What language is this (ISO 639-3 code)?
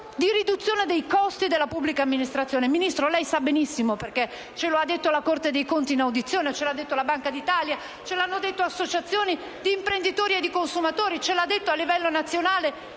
ita